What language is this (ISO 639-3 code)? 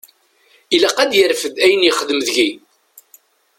kab